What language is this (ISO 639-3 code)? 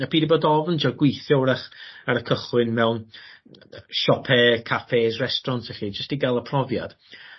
cym